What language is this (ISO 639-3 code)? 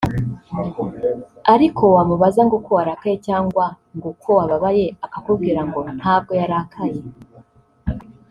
kin